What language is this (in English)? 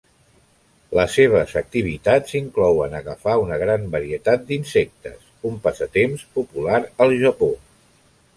Catalan